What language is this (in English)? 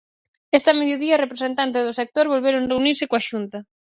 Galician